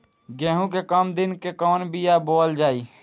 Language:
Bhojpuri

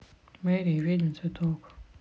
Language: Russian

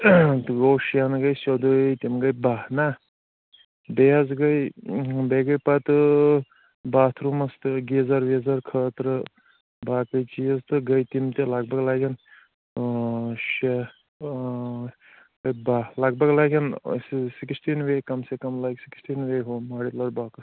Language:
Kashmiri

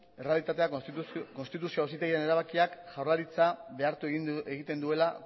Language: Basque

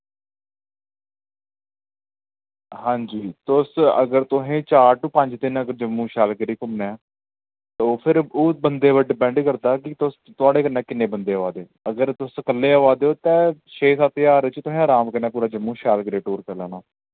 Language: Dogri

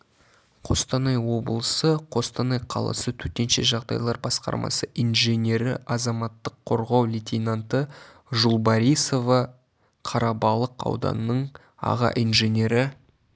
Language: Kazakh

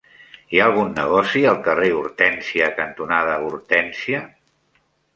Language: Catalan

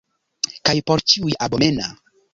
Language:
Esperanto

